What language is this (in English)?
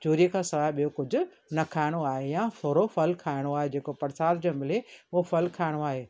Sindhi